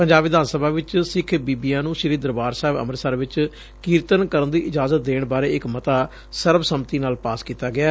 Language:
Punjabi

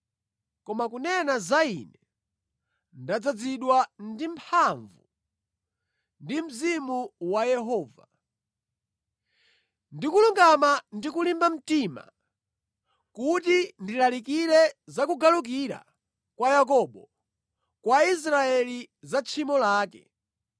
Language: Nyanja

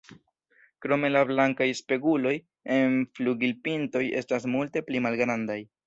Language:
Esperanto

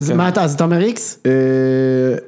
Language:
Hebrew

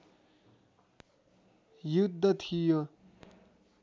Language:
Nepali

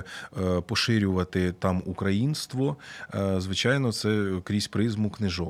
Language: Ukrainian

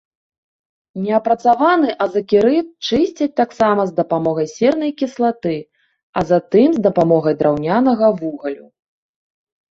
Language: Belarusian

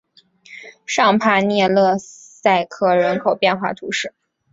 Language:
Chinese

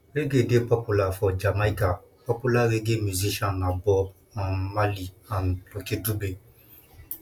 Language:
Nigerian Pidgin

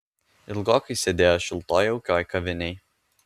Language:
Lithuanian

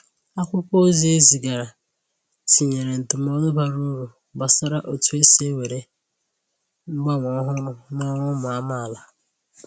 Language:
Igbo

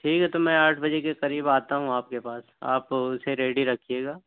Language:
Urdu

